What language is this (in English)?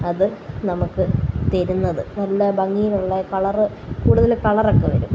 Malayalam